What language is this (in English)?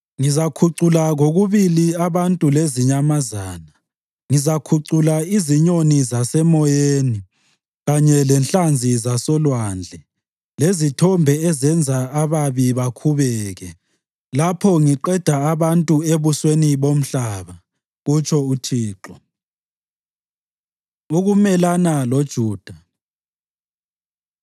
North Ndebele